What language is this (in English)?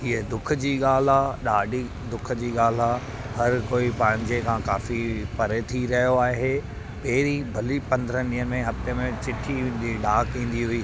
Sindhi